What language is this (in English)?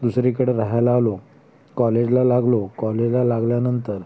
Marathi